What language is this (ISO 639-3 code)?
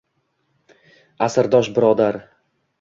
uzb